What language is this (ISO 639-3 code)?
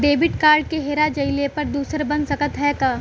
bho